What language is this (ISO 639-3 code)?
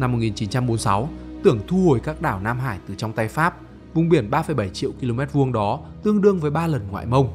vie